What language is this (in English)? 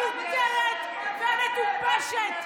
Hebrew